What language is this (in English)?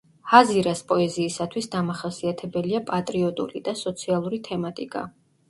Georgian